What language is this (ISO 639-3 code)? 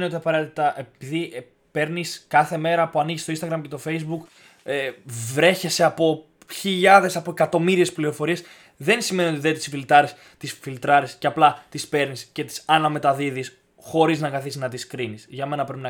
ell